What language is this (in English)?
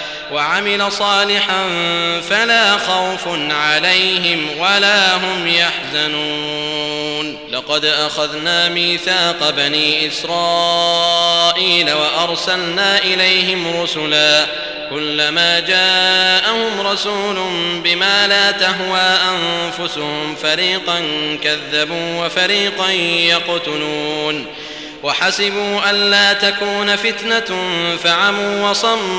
Arabic